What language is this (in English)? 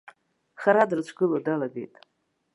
Abkhazian